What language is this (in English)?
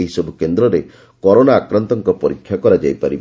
Odia